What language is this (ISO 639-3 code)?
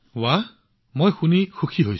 asm